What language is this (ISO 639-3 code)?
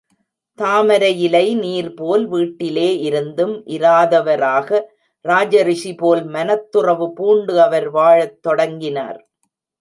tam